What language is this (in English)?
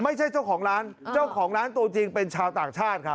Thai